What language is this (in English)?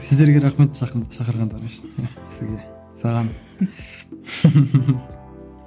Kazakh